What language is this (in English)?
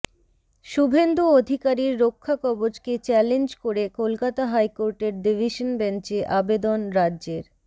Bangla